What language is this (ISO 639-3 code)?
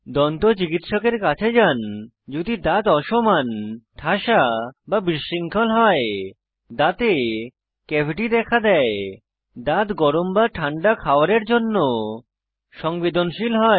ben